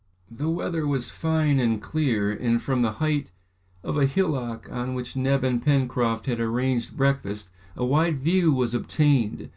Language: English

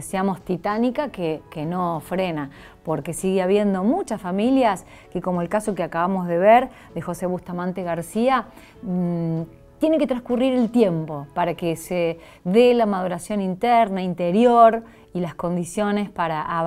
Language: Spanish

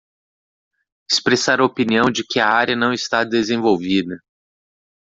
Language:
Portuguese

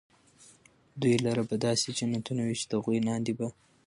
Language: Pashto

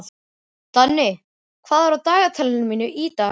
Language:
Icelandic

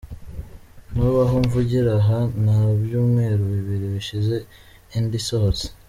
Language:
Kinyarwanda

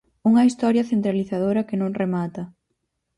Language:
Galician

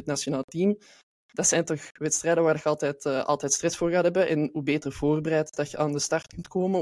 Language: Dutch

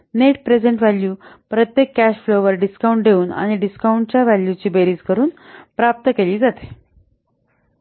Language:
Marathi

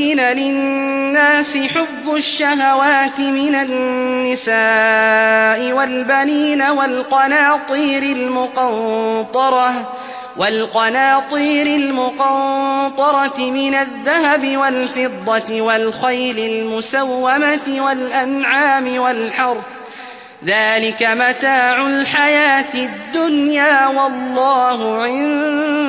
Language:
Arabic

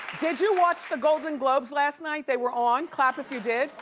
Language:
English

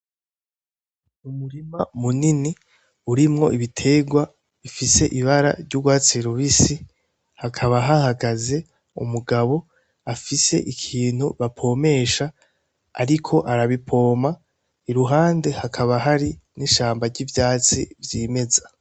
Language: Rundi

